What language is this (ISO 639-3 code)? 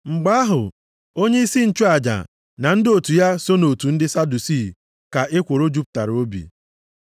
ibo